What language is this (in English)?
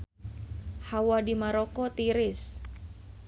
Sundanese